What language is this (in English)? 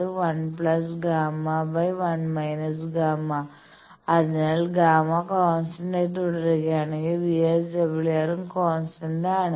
Malayalam